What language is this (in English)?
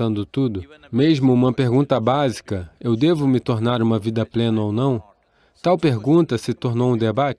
Portuguese